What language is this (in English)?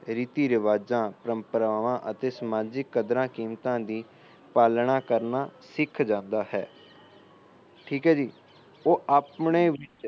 Punjabi